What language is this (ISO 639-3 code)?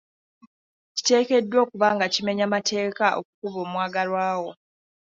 lug